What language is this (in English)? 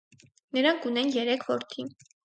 Armenian